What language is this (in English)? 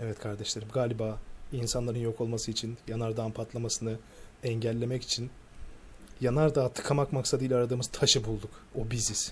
Turkish